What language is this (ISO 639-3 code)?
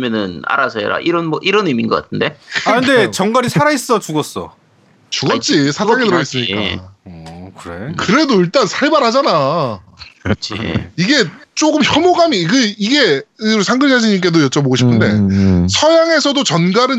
kor